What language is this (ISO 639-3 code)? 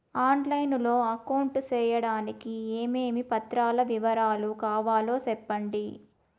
tel